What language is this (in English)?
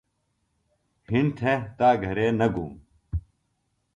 Phalura